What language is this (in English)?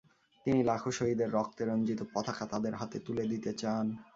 Bangla